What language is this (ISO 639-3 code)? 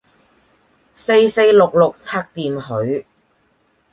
yue